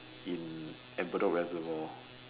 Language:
English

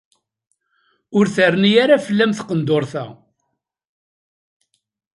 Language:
Kabyle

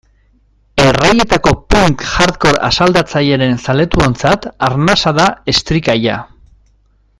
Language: Basque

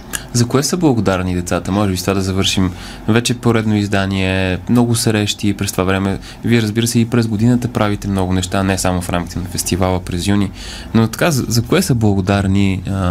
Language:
Bulgarian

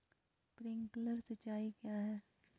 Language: Magahi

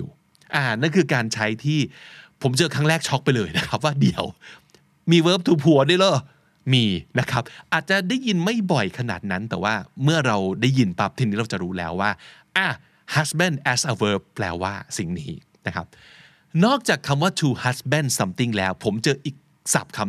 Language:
Thai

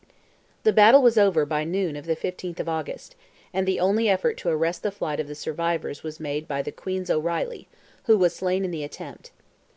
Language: English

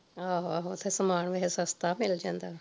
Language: Punjabi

